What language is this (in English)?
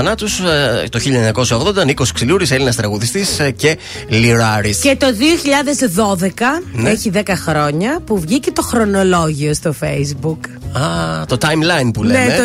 Greek